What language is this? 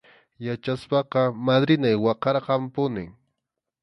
Arequipa-La Unión Quechua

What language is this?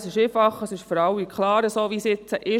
Swiss German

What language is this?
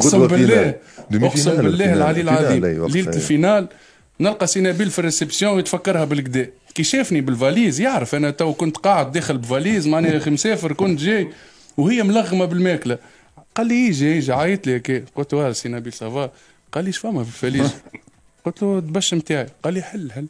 Arabic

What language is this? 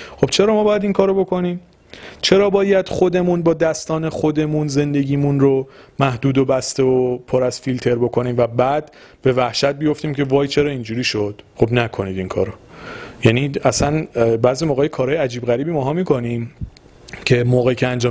Persian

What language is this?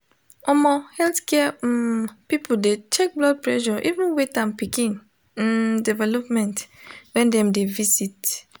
Nigerian Pidgin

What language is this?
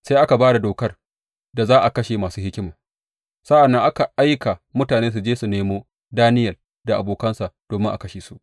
Hausa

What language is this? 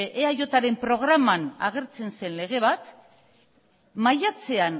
Basque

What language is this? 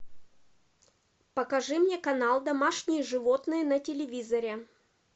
Russian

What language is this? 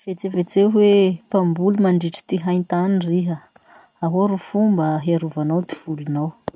Masikoro Malagasy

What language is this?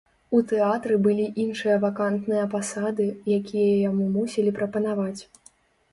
Belarusian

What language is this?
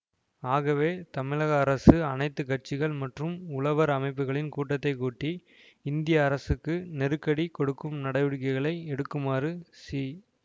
Tamil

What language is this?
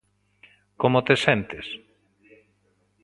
Galician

